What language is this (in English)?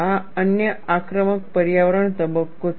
Gujarati